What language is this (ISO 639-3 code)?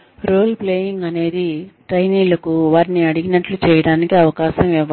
tel